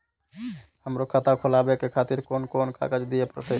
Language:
Maithili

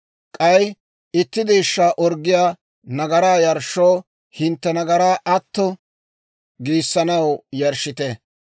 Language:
Dawro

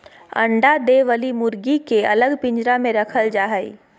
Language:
Magahi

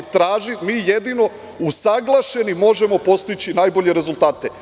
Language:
Serbian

